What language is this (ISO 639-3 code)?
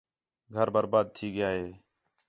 xhe